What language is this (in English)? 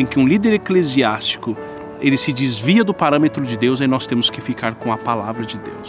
Portuguese